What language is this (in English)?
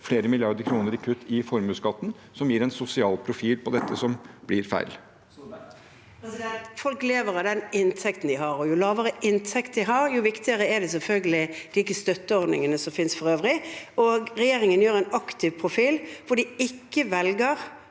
Norwegian